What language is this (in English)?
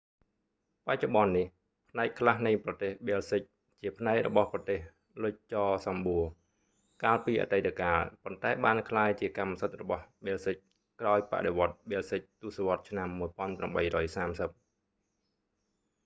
Khmer